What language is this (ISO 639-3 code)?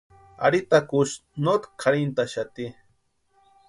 pua